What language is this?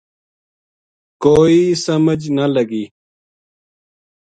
Gujari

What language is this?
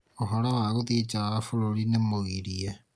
Kikuyu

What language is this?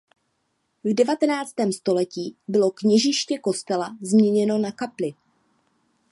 Czech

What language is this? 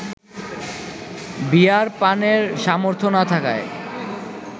Bangla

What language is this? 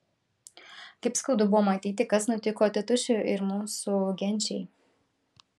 Lithuanian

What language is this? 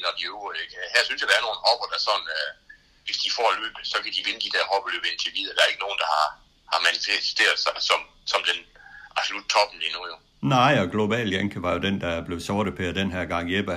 Danish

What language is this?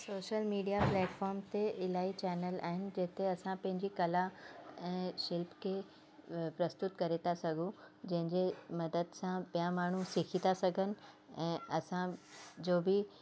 Sindhi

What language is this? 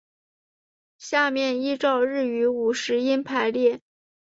Chinese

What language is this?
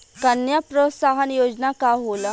Bhojpuri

